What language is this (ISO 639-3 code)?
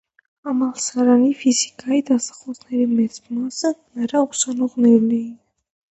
hye